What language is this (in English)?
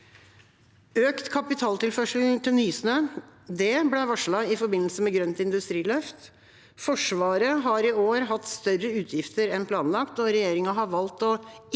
Norwegian